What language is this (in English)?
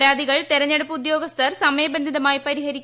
Malayalam